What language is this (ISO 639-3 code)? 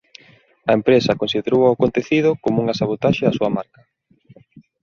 glg